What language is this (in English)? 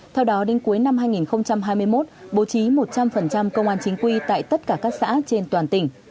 Vietnamese